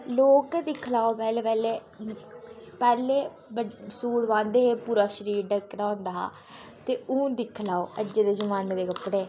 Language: Dogri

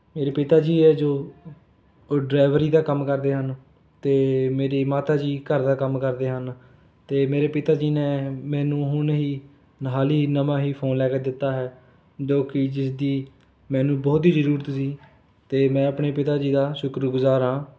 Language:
Punjabi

